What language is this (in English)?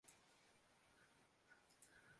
Chinese